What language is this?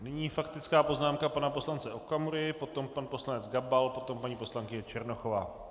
Czech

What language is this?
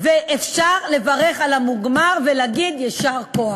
Hebrew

